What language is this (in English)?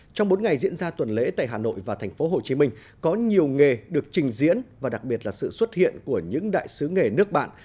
Vietnamese